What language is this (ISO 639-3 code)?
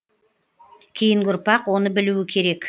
kaz